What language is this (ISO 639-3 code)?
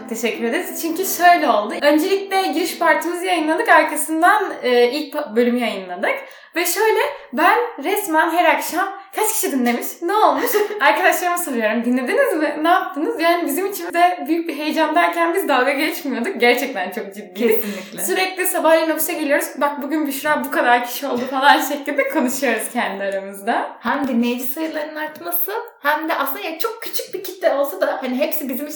tur